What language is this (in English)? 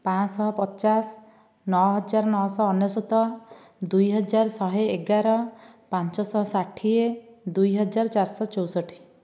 Odia